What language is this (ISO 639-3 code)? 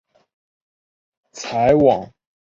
zho